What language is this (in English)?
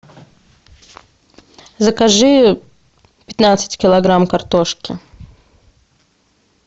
Russian